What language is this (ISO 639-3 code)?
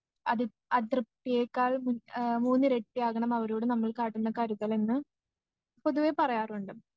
mal